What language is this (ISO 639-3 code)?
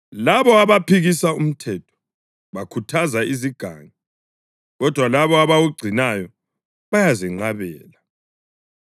nde